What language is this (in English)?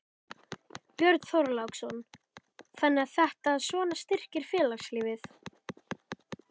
Icelandic